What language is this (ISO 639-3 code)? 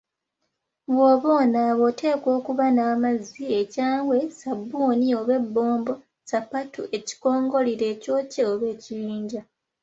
lug